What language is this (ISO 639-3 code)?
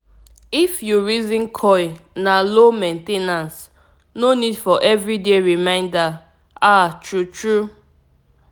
pcm